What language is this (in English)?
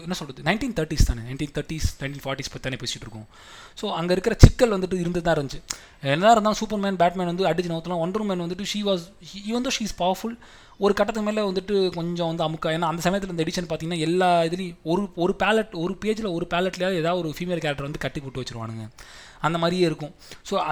Tamil